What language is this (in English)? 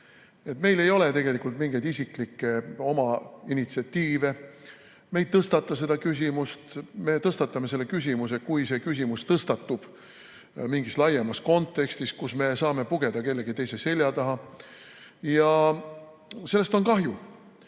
Estonian